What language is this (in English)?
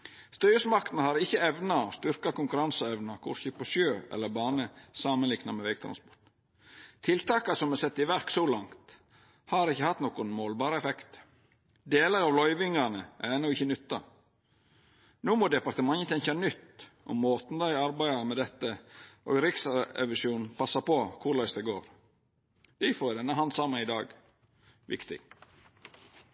Norwegian Nynorsk